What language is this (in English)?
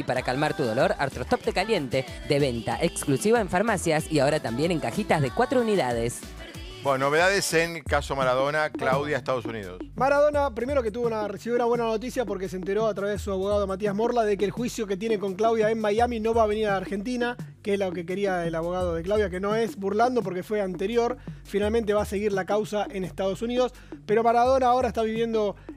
Spanish